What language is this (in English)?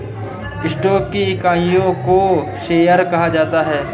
Hindi